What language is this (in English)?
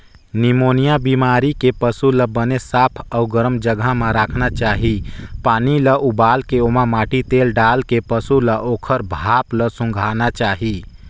Chhattisgarhi